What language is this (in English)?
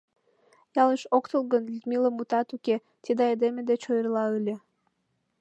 Mari